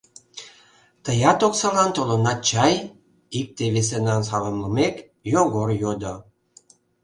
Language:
Mari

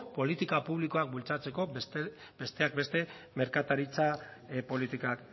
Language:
Basque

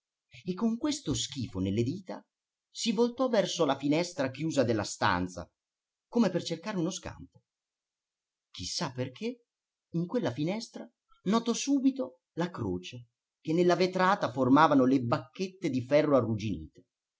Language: Italian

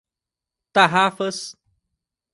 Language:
Portuguese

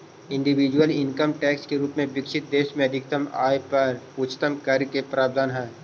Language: Magahi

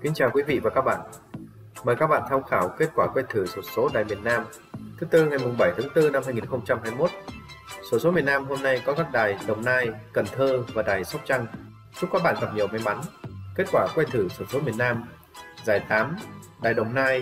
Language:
Vietnamese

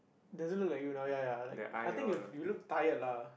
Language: English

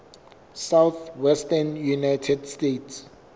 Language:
Southern Sotho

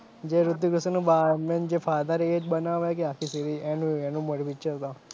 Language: Gujarati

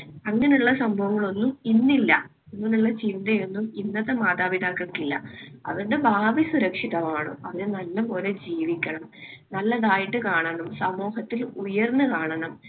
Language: Malayalam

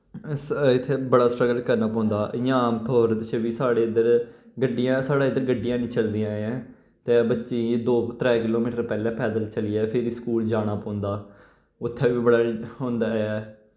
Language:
Dogri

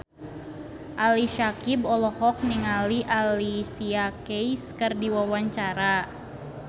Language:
Sundanese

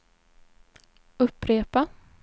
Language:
Swedish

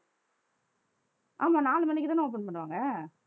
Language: Tamil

